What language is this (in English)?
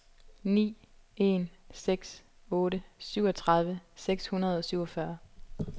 Danish